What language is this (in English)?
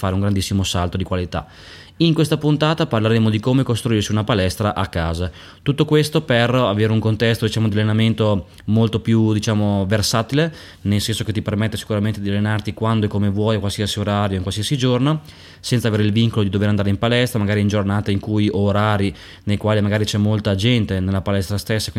Italian